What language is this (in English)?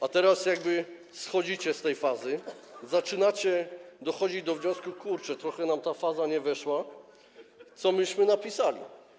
Polish